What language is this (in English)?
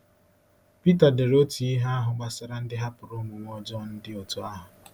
Igbo